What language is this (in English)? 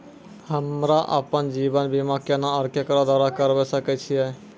Maithili